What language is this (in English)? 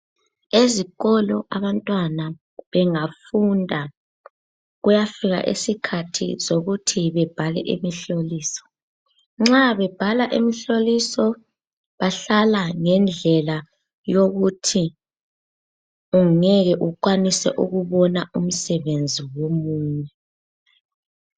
North Ndebele